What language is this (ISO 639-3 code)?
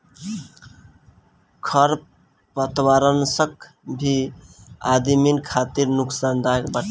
bho